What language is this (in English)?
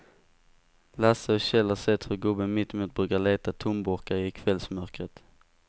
Swedish